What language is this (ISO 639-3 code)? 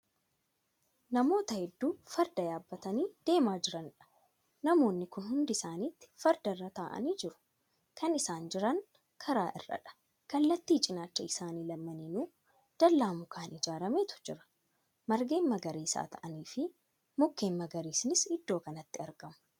orm